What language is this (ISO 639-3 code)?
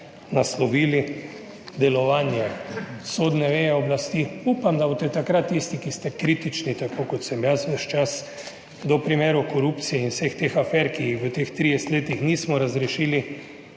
slv